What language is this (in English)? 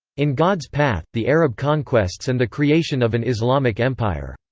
English